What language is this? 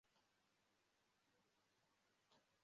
Kinyarwanda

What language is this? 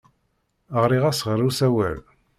Kabyle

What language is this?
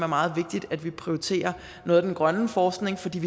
Danish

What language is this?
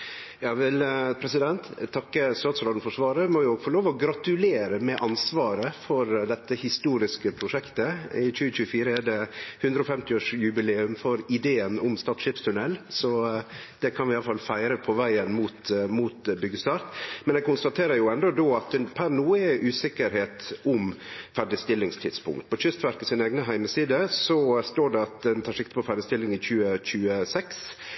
Norwegian Nynorsk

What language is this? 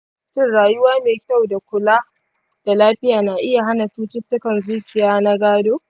Hausa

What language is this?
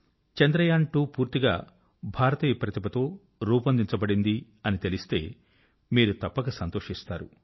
Telugu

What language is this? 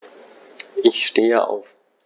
German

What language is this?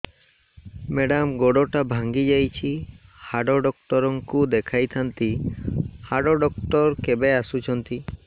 Odia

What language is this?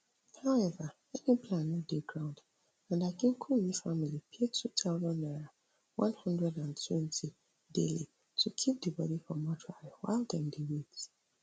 Nigerian Pidgin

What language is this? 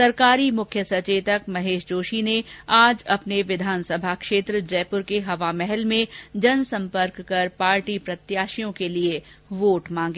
Hindi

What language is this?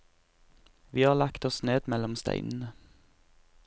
Norwegian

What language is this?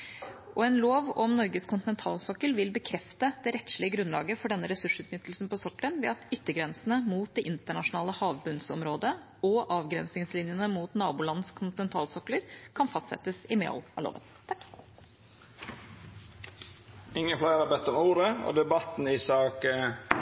Norwegian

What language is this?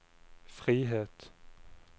Norwegian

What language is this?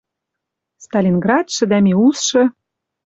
Western Mari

